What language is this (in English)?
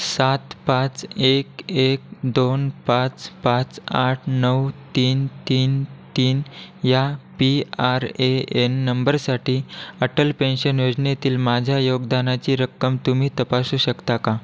Marathi